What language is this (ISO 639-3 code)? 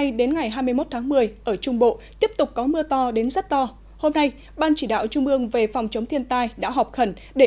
vie